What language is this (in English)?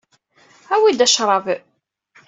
Kabyle